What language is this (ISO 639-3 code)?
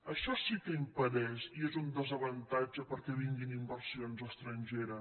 cat